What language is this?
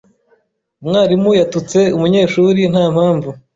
Kinyarwanda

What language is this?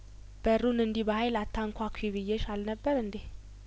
Amharic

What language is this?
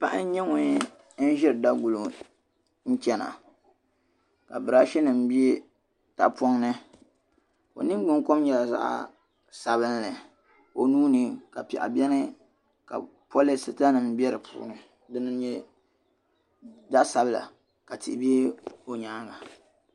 Dagbani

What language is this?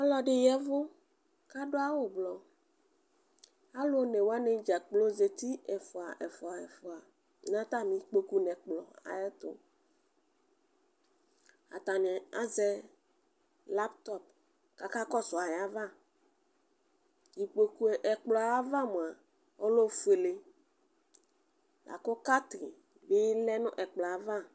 Ikposo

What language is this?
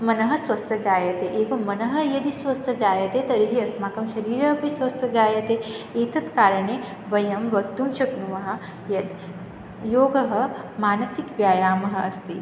Sanskrit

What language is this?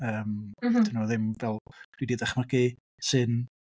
Welsh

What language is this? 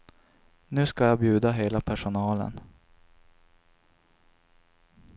Swedish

